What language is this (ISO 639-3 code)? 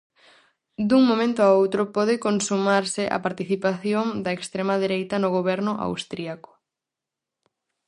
glg